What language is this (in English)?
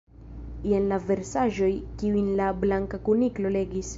Esperanto